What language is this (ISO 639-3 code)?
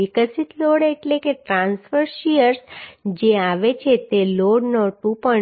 guj